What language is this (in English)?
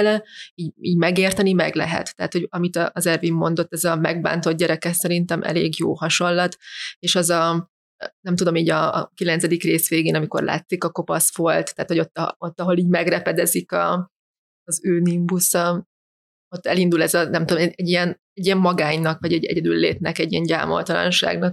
Hungarian